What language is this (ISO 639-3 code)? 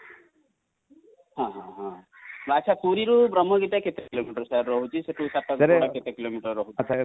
ori